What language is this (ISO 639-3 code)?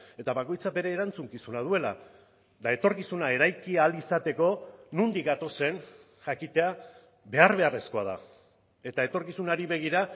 eus